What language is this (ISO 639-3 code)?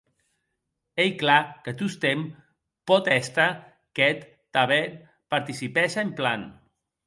oci